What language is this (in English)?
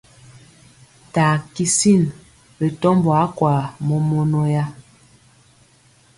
Mpiemo